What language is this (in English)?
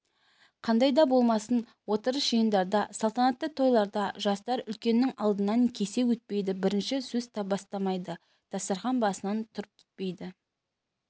Kazakh